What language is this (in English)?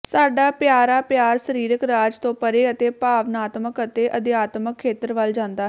Punjabi